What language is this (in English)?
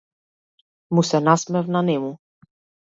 Macedonian